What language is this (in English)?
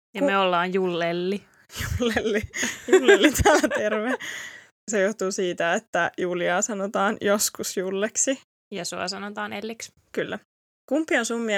Finnish